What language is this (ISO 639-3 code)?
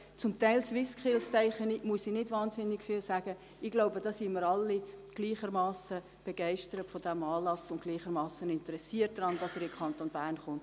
gsw